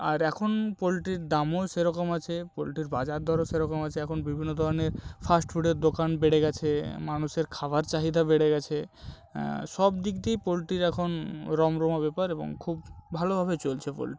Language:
Bangla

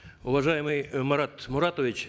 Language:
Kazakh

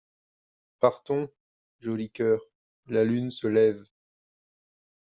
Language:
French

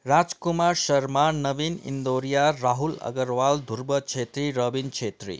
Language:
Nepali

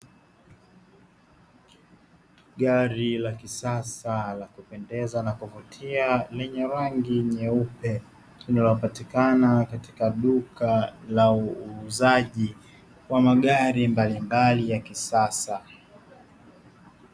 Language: Swahili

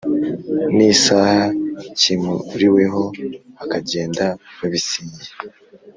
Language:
Kinyarwanda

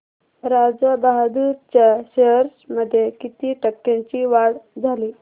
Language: Marathi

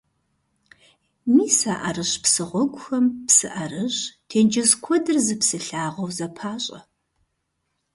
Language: Kabardian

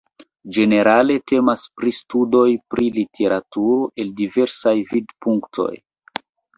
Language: Esperanto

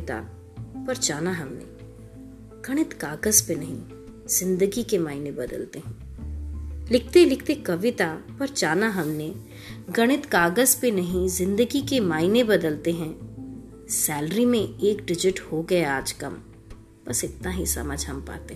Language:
Hindi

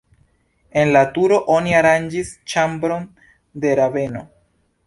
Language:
Esperanto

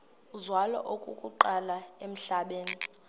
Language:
Xhosa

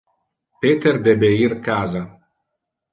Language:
Interlingua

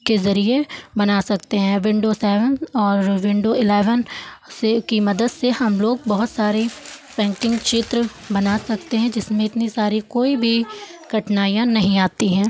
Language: Hindi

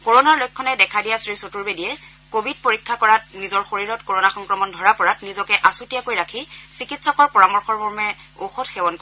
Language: Assamese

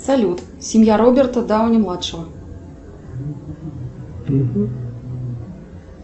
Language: Russian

